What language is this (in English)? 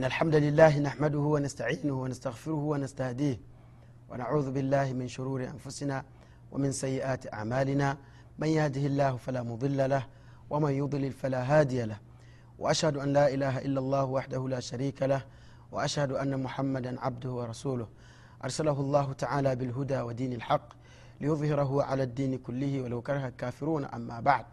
Swahili